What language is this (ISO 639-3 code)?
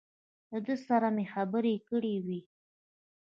pus